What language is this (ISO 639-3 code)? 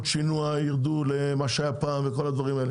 heb